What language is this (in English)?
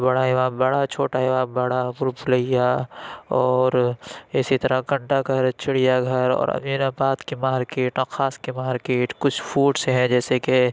Urdu